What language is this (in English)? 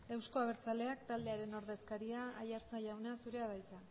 Basque